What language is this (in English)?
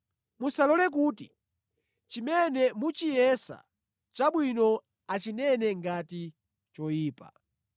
Nyanja